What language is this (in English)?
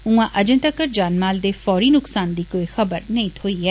Dogri